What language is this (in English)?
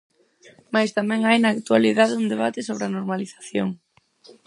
Galician